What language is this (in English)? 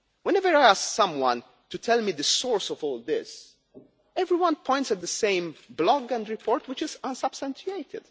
English